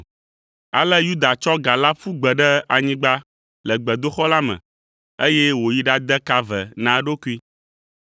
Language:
Ewe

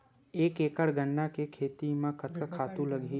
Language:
Chhattisgarhi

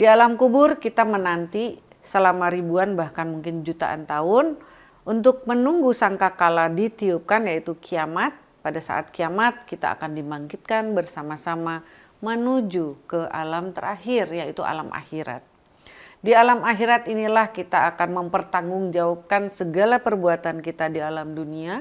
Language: Indonesian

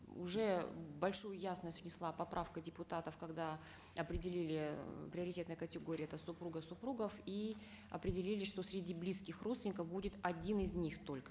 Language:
Kazakh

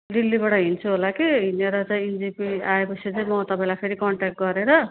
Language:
Nepali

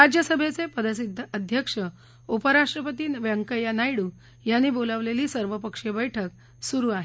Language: Marathi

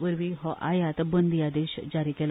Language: Konkani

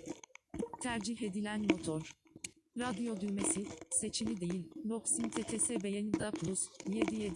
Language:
Turkish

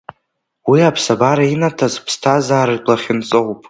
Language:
Abkhazian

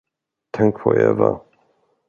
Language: Swedish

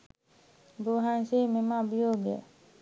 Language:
Sinhala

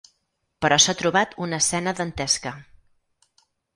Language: Catalan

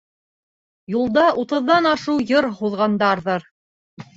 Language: Bashkir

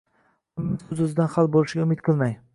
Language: Uzbek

